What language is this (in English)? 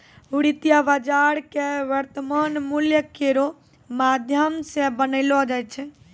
Maithili